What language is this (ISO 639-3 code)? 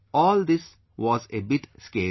eng